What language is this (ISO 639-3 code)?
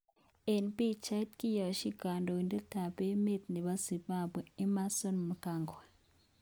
kln